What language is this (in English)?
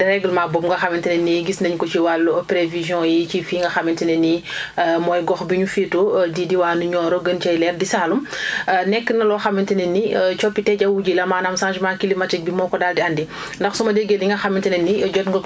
Wolof